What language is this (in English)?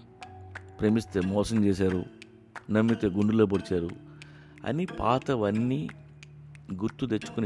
Telugu